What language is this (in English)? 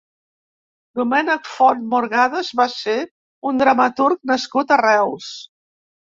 Catalan